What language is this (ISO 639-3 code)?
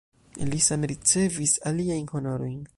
epo